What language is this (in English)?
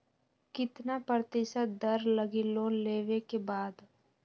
Magahi